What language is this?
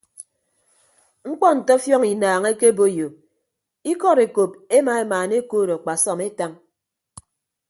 Ibibio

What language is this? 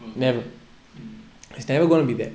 English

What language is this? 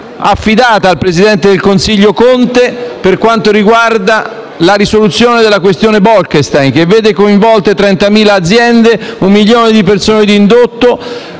Italian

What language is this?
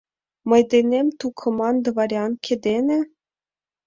Mari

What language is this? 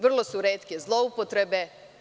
Serbian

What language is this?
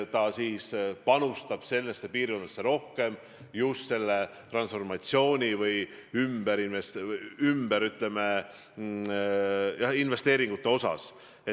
Estonian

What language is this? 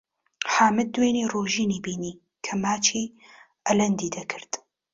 Central Kurdish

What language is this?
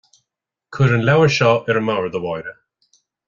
Irish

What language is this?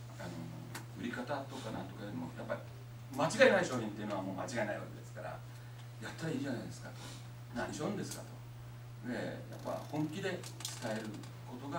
Japanese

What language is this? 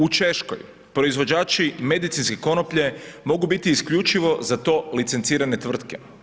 Croatian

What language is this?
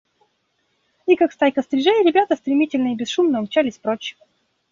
Russian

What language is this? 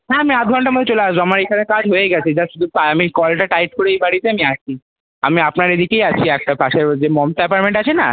Bangla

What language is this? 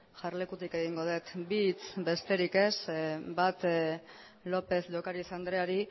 Basque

